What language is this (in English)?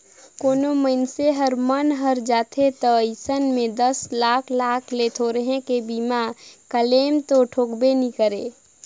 Chhattisgarhi